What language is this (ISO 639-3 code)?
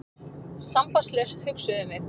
isl